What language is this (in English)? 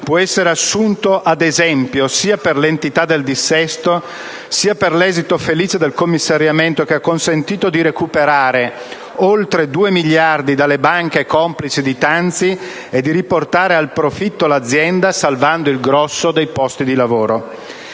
Italian